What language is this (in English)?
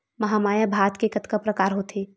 Chhattisgarhi